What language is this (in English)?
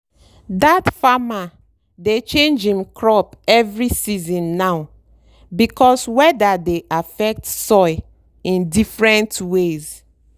Nigerian Pidgin